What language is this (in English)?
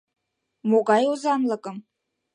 Mari